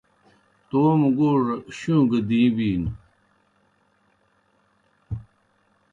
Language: Kohistani Shina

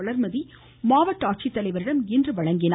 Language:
Tamil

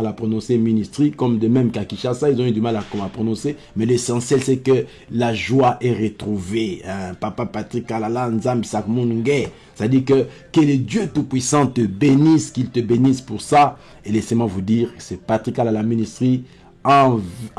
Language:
French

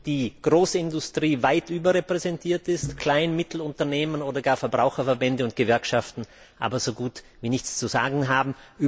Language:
German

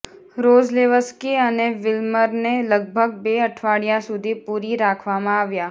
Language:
Gujarati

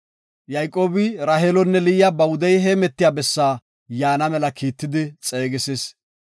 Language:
Gofa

